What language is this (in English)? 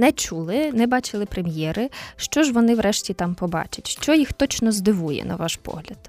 Ukrainian